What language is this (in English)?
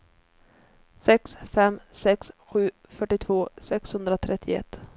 Swedish